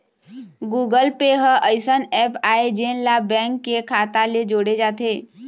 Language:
Chhattisgarhi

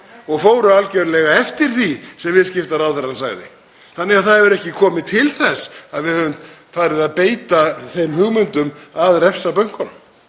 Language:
Icelandic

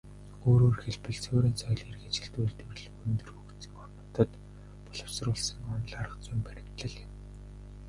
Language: Mongolian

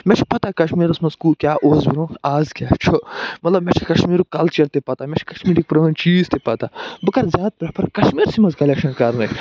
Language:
Kashmiri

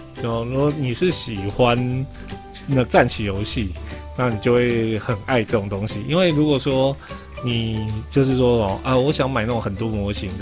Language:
Chinese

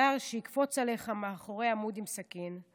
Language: Hebrew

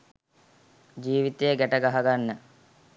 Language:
Sinhala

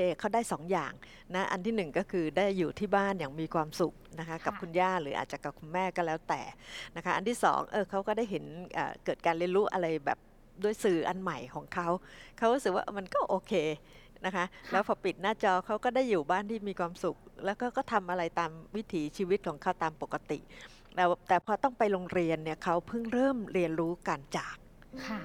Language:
Thai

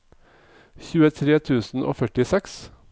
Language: Norwegian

